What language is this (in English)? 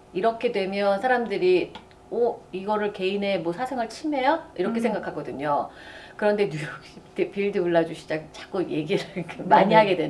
Korean